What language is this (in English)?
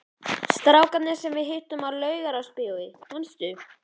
Icelandic